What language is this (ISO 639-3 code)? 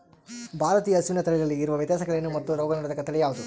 kan